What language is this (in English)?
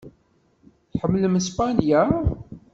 Kabyle